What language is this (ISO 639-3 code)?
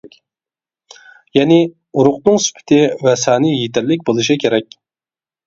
uig